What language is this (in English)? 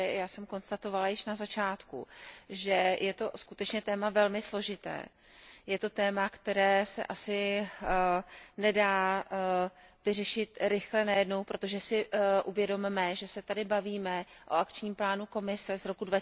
Czech